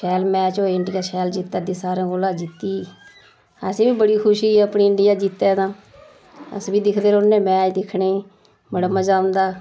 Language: Dogri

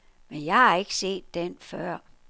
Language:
Danish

